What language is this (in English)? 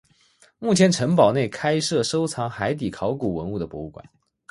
Chinese